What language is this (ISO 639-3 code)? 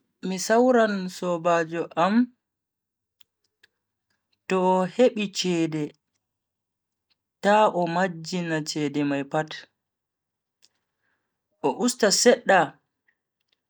fui